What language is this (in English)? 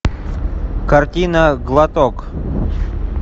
Russian